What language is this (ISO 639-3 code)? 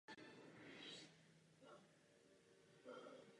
ces